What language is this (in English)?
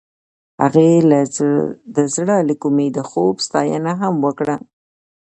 Pashto